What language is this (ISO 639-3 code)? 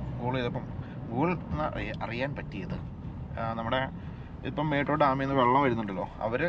mal